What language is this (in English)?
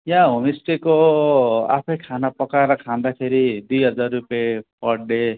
Nepali